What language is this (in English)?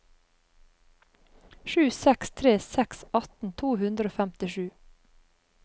Norwegian